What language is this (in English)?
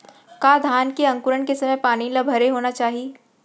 Chhattisgarhi